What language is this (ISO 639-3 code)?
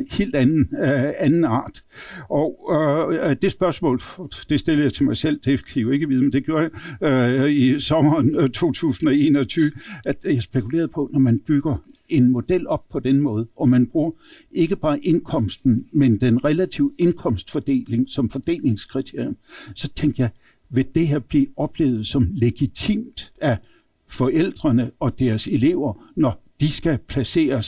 dan